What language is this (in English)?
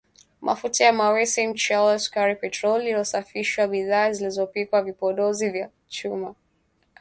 Swahili